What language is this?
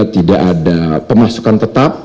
Indonesian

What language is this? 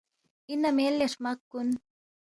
Balti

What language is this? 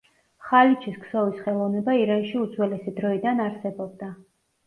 Georgian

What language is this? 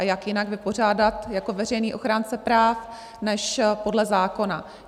Czech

